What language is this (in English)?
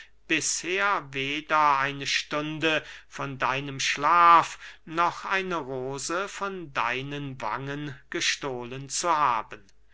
German